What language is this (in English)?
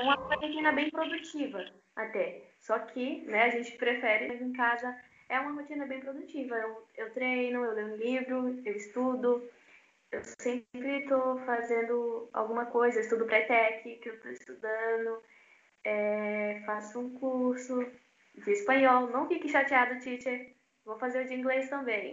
Portuguese